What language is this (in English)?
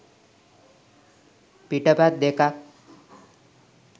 Sinhala